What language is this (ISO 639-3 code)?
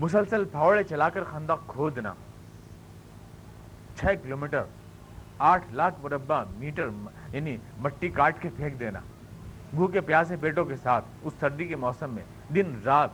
urd